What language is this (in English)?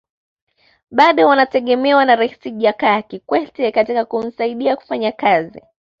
Swahili